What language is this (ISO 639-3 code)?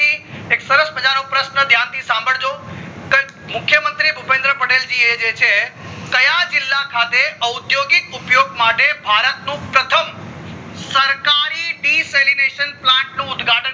guj